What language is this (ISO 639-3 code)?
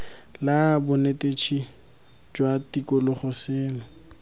tsn